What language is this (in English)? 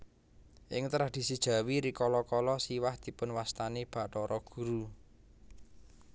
Javanese